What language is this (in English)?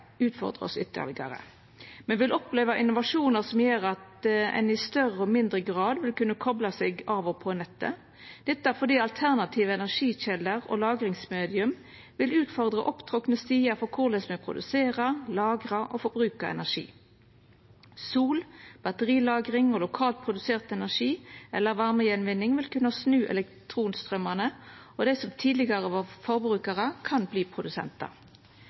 Norwegian Nynorsk